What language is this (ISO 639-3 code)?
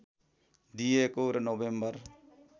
nep